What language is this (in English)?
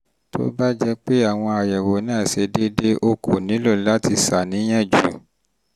Yoruba